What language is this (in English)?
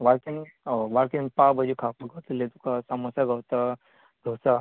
Konkani